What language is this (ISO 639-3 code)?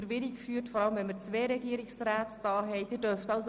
gsw